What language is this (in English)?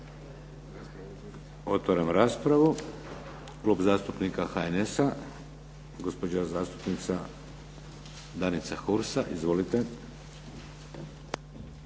Croatian